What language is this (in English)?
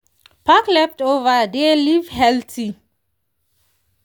Nigerian Pidgin